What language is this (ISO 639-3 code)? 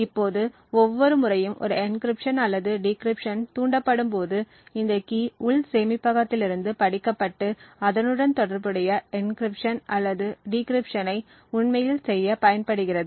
tam